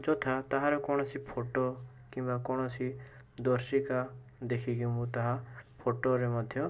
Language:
Odia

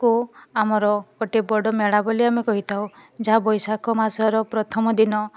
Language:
Odia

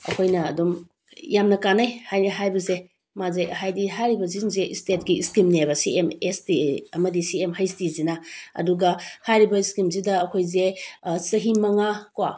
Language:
Manipuri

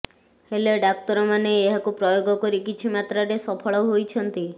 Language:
Odia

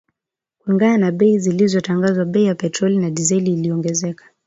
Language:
Swahili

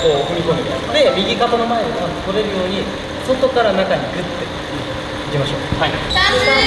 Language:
Japanese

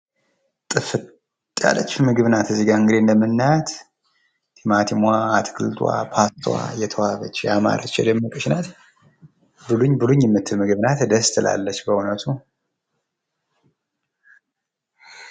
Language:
Amharic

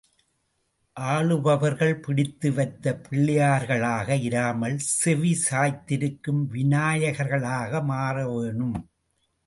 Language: Tamil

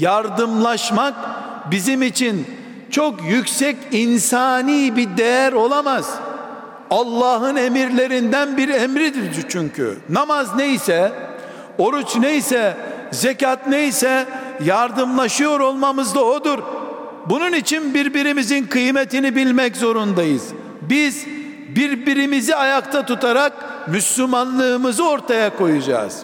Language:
Turkish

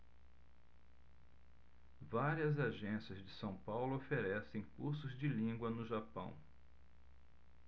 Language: Portuguese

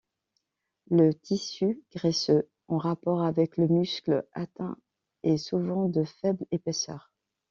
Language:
French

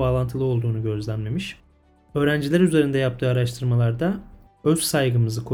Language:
Turkish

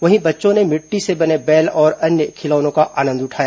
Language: Hindi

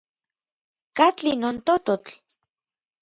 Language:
Orizaba Nahuatl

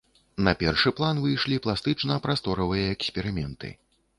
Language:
Belarusian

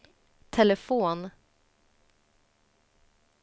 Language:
Swedish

